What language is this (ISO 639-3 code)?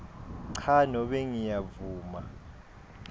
ssw